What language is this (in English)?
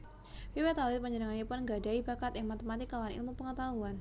Javanese